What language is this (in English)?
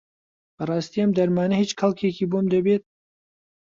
Central Kurdish